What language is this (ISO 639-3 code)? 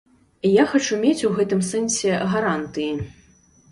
bel